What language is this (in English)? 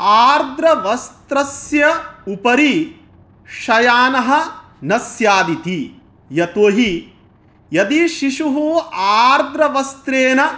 Sanskrit